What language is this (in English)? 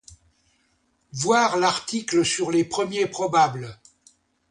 French